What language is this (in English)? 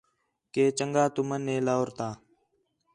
Khetrani